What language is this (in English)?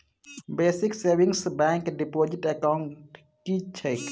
Maithili